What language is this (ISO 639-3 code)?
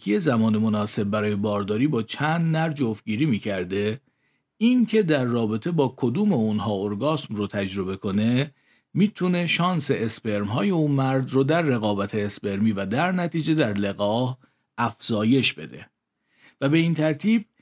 fas